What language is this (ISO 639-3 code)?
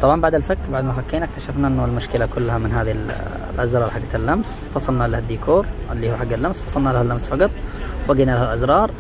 ara